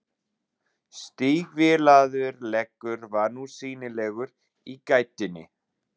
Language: Icelandic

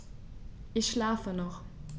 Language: German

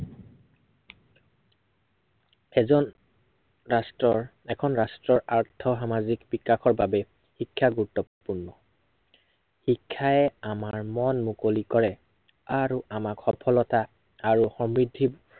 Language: Assamese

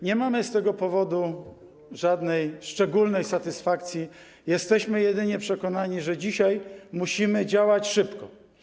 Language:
Polish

